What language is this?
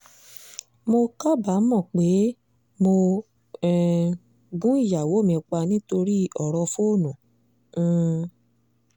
Yoruba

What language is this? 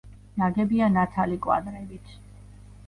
Georgian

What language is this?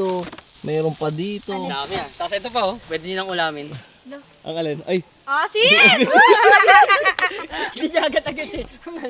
Filipino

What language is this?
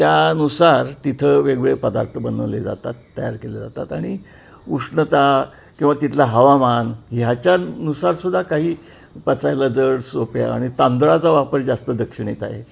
Marathi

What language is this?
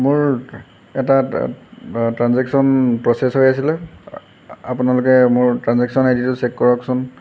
Assamese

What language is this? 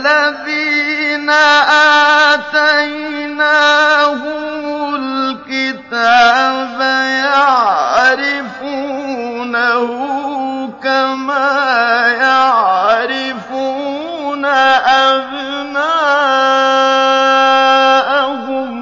Arabic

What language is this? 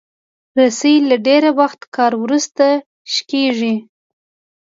Pashto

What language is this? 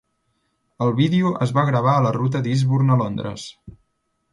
Catalan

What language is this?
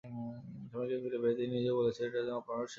Bangla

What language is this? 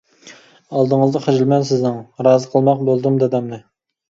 Uyghur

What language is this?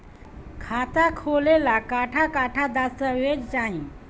Bhojpuri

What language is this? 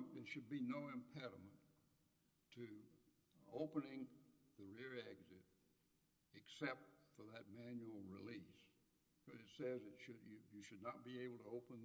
English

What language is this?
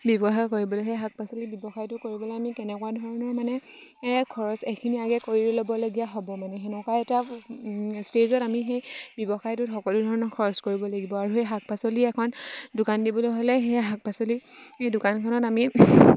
Assamese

